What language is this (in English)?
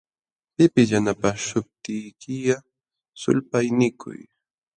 Jauja Wanca Quechua